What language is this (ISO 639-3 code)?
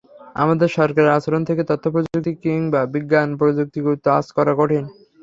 ben